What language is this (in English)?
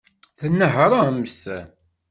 Kabyle